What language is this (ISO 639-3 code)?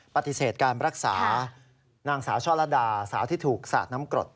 tha